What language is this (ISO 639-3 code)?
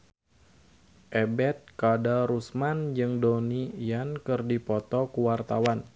sun